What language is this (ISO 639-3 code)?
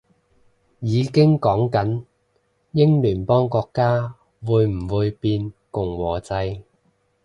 yue